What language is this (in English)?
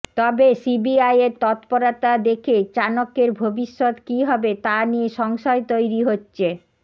Bangla